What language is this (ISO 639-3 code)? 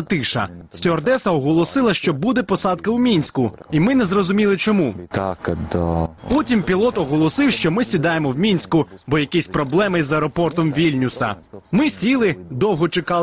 ukr